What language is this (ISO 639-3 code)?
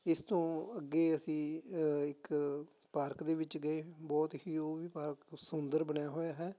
pan